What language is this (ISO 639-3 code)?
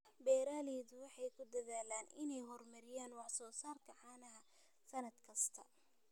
som